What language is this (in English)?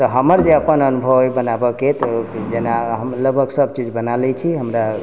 Maithili